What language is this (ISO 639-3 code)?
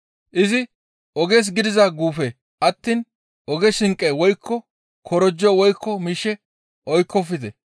gmv